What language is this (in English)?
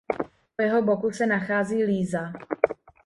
Czech